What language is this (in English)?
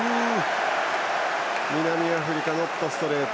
Japanese